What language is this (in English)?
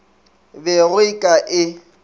Northern Sotho